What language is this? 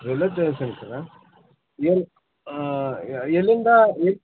Kannada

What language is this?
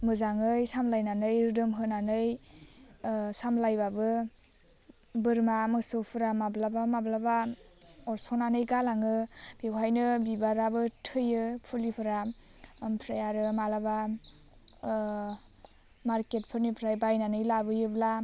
Bodo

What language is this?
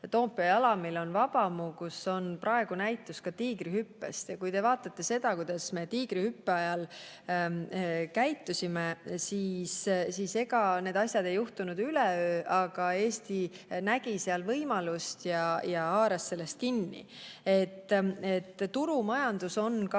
Estonian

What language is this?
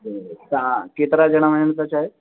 Sindhi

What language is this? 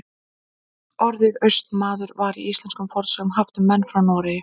Icelandic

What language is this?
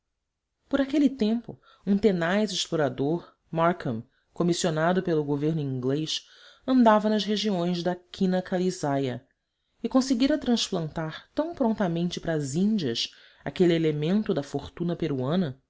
Portuguese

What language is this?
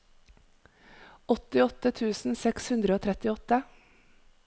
Norwegian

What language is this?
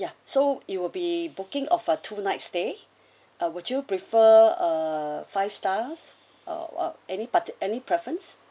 English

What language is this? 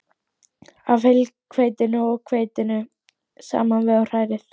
Icelandic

